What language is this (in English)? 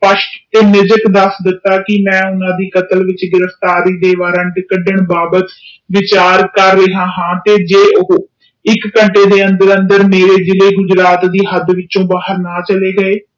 Punjabi